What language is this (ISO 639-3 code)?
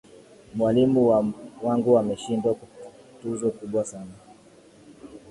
swa